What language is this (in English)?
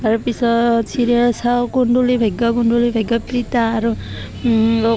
Assamese